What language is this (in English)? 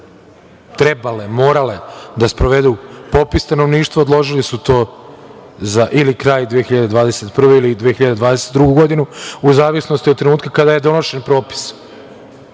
Serbian